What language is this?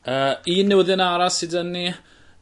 Welsh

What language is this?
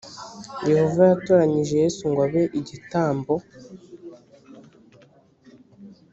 Kinyarwanda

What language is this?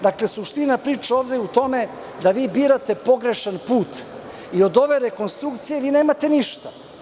Serbian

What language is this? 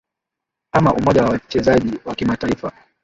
Swahili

